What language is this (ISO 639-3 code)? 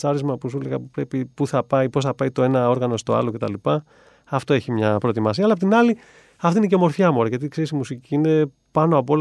ell